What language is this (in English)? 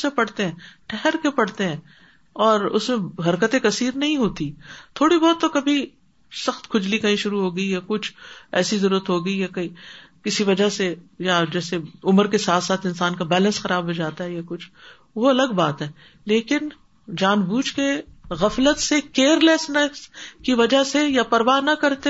Urdu